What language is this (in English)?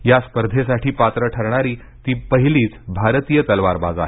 Marathi